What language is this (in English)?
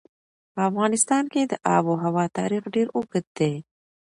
Pashto